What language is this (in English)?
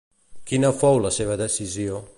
Catalan